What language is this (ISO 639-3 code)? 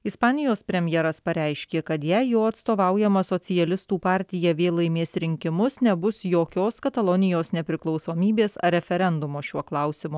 lit